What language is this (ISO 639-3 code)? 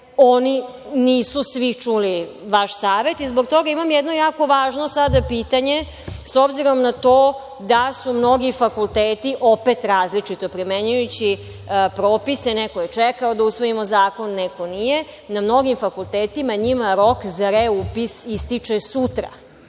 srp